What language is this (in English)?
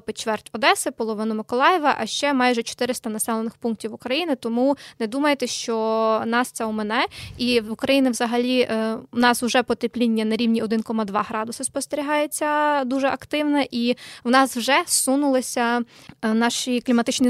Ukrainian